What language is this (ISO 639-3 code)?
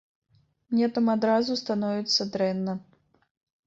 bel